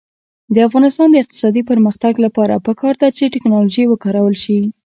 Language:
Pashto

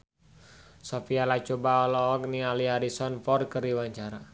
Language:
Sundanese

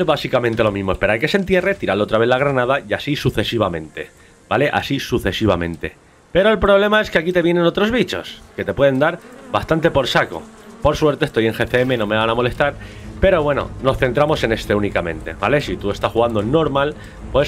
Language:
Spanish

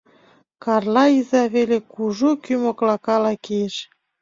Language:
Mari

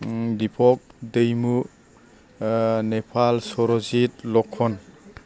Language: Bodo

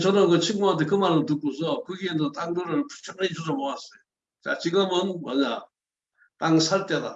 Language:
Korean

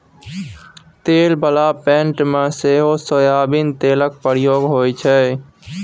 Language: Maithili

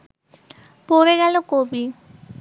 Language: Bangla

